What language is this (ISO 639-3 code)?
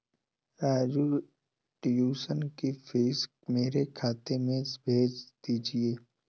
hin